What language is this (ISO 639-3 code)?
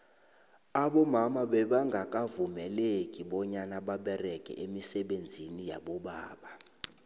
nbl